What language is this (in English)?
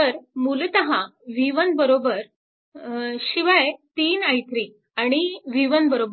Marathi